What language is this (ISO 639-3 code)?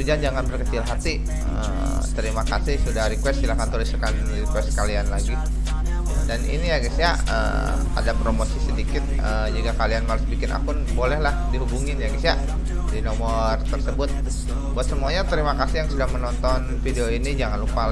ind